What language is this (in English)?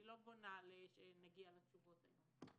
Hebrew